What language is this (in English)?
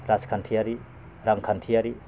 Bodo